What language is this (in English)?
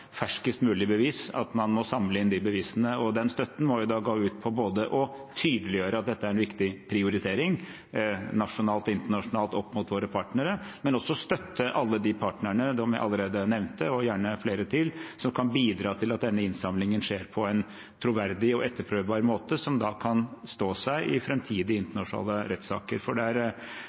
Norwegian Bokmål